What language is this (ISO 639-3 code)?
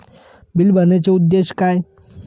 mar